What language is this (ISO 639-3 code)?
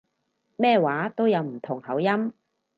yue